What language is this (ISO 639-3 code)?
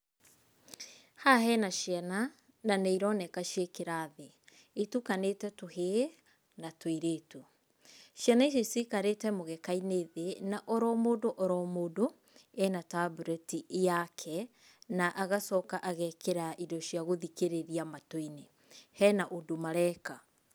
kik